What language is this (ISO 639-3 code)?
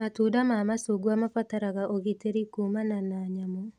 kik